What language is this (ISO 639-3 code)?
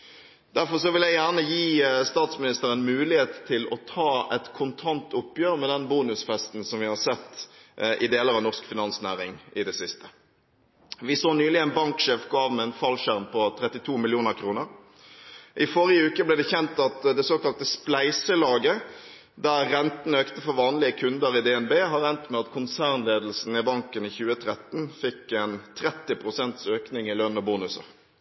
nob